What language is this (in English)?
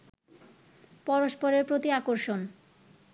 Bangla